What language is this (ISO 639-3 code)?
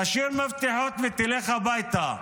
heb